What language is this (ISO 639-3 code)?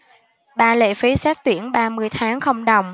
vie